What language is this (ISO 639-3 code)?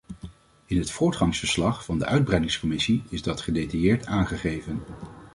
nld